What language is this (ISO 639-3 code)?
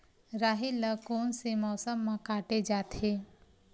hne